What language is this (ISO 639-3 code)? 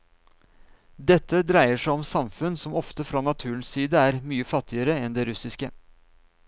nor